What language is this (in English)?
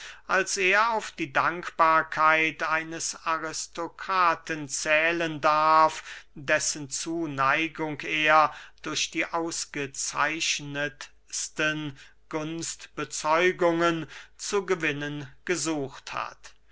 German